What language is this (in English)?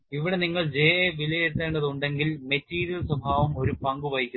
Malayalam